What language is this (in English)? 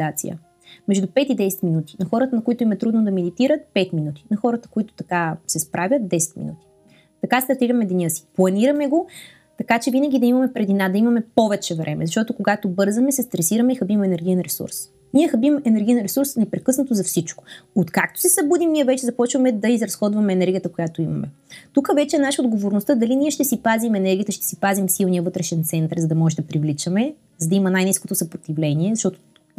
Bulgarian